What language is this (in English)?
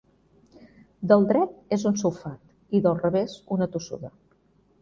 Catalan